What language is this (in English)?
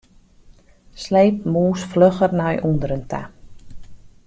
Western Frisian